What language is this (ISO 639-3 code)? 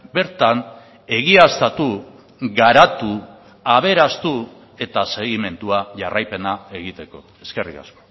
eus